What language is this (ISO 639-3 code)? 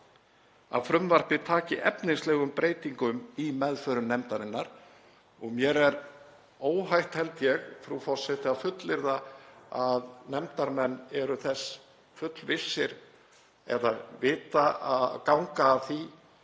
isl